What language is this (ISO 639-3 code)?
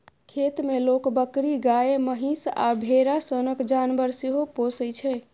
mai